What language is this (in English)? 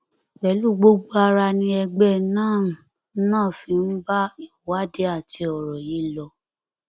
Yoruba